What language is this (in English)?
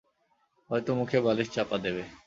Bangla